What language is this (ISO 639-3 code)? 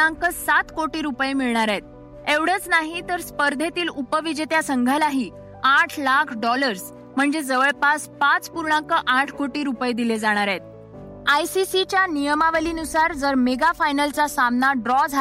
mar